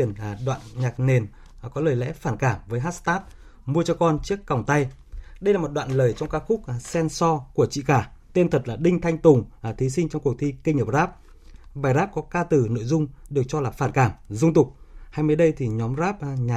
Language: Vietnamese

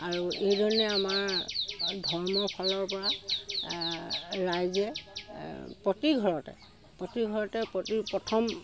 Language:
Assamese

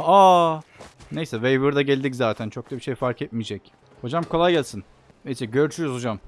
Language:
Turkish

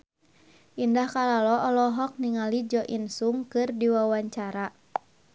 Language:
Sundanese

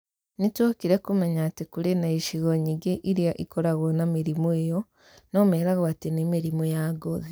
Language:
Kikuyu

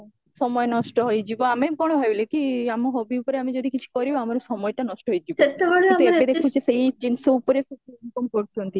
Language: Odia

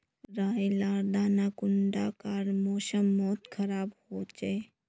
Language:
Magahi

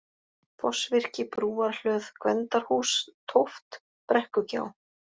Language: Icelandic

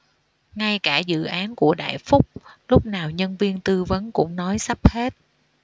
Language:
Vietnamese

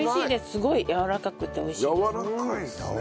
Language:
Japanese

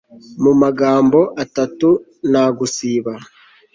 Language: Kinyarwanda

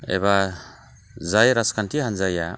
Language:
Bodo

